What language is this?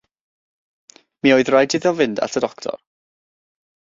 Welsh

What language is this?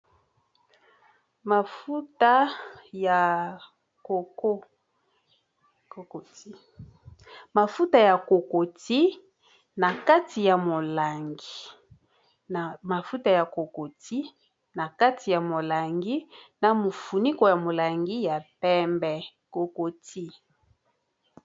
Lingala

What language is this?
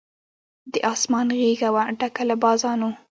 Pashto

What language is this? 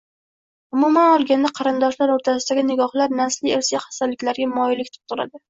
Uzbek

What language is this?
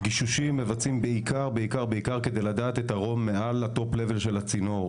Hebrew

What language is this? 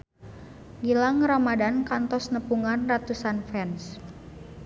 Sundanese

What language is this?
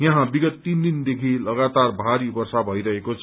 Nepali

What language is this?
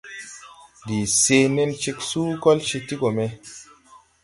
Tupuri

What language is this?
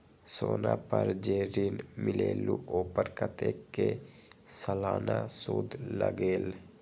Magahi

